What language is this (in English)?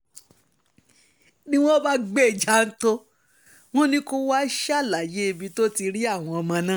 Yoruba